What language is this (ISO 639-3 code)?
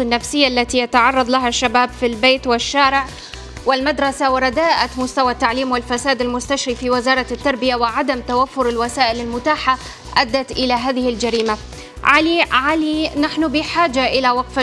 ara